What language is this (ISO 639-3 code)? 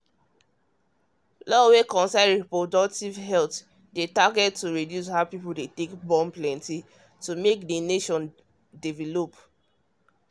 pcm